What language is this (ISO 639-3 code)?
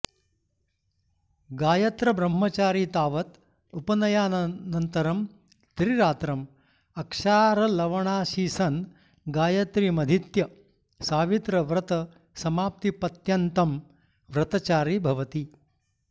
san